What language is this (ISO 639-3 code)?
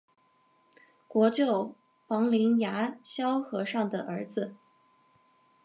zho